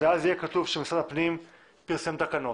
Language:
Hebrew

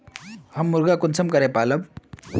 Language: Magahi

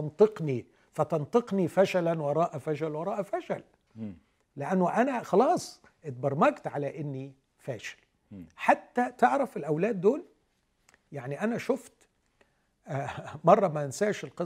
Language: Arabic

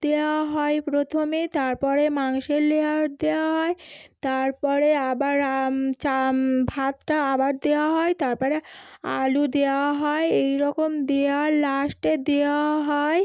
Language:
Bangla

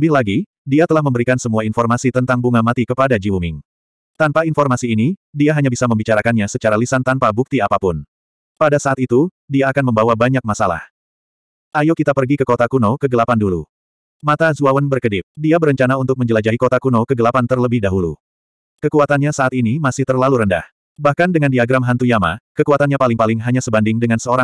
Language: Indonesian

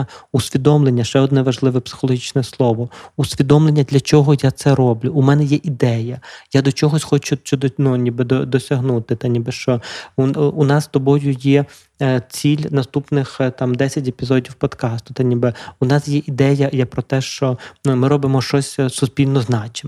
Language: Ukrainian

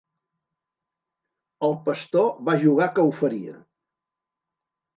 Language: Catalan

